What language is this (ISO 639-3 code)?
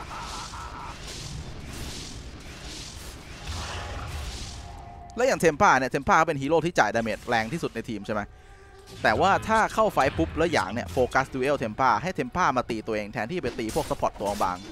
tha